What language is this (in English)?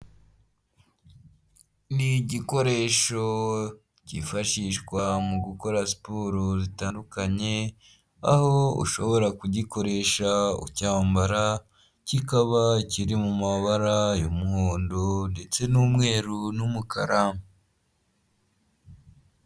Kinyarwanda